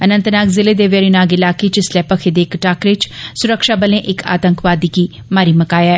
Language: Dogri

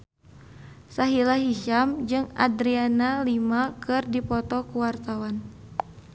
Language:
Sundanese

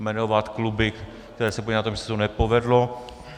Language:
Czech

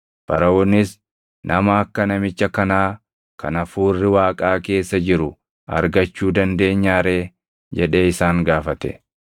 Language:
Oromo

